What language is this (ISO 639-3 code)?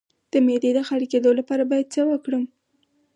pus